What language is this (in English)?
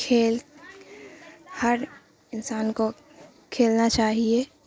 Urdu